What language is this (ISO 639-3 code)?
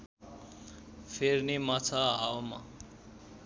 nep